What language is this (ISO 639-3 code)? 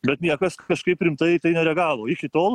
lit